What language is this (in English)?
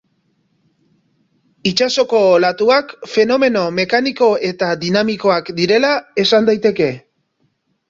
Basque